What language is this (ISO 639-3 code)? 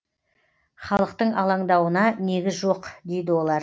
kaz